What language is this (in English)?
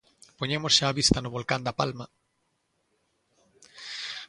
Galician